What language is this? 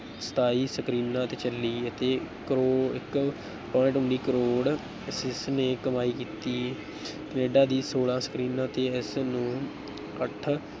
Punjabi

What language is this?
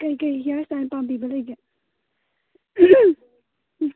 Manipuri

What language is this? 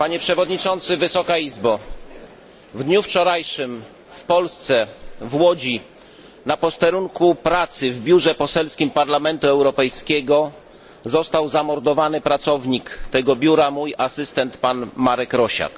Polish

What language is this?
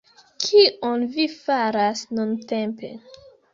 Esperanto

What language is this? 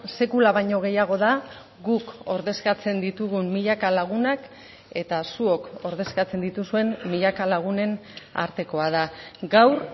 Basque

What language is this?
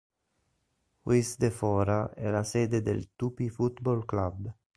Italian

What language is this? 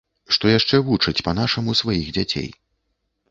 Belarusian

